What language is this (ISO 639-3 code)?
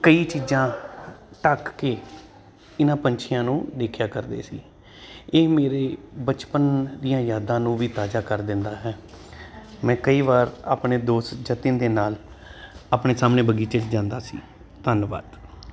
pan